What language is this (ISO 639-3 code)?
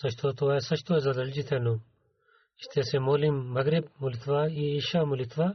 bul